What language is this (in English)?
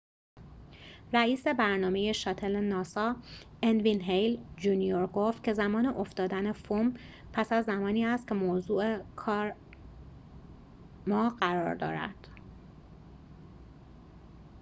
Persian